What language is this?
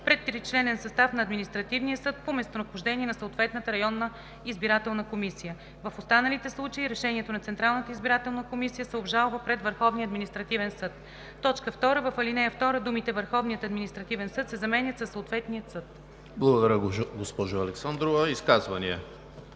Bulgarian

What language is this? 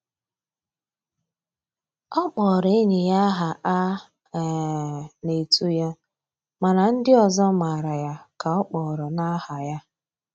Igbo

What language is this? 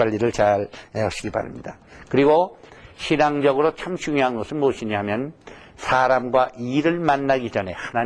Korean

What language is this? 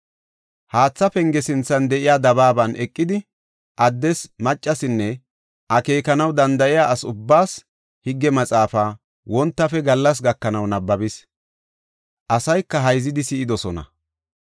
Gofa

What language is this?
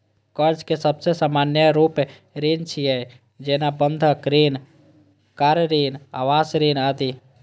Maithili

